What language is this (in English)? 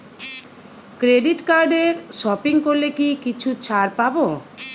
Bangla